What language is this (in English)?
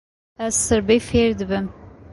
Kurdish